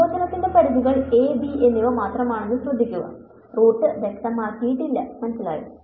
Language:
Malayalam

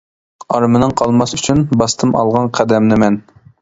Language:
Uyghur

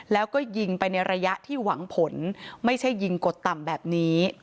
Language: Thai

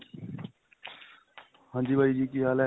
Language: Punjabi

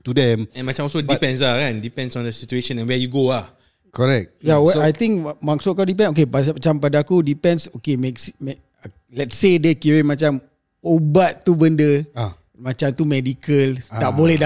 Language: Malay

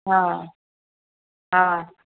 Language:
Sindhi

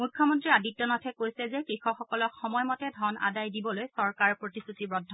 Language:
Assamese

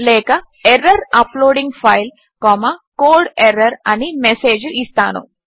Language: Telugu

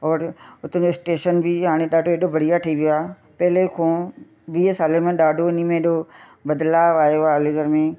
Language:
Sindhi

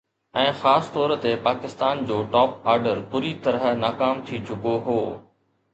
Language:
Sindhi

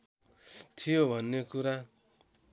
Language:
Nepali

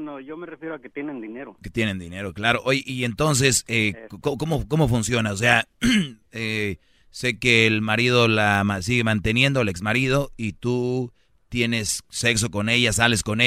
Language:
Spanish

